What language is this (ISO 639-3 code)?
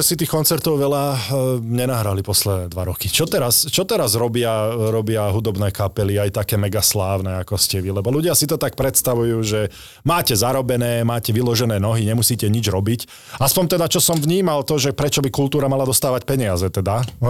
slk